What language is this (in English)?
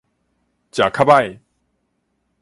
Min Nan Chinese